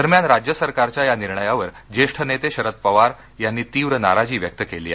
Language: Marathi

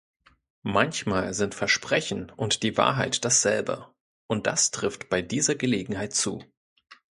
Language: German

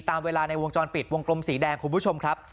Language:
Thai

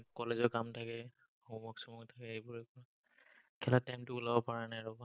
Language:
Assamese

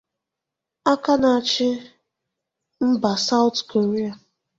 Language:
Igbo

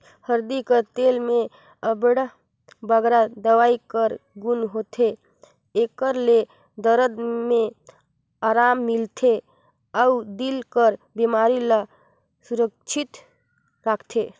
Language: Chhattisgarhi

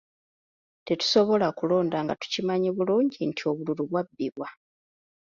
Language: Ganda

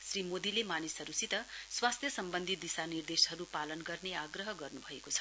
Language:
Nepali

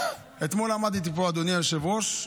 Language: Hebrew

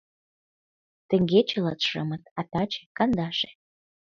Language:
Mari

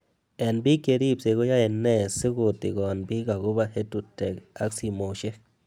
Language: Kalenjin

